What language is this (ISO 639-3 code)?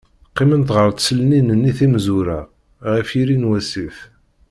kab